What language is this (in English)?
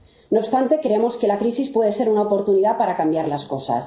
Spanish